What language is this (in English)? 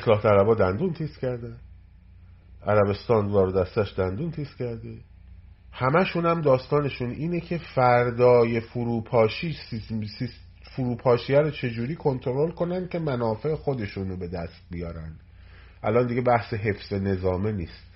Persian